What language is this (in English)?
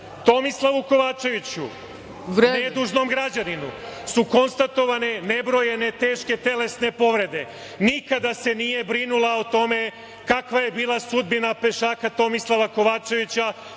Serbian